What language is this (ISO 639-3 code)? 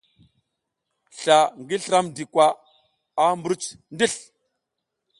giz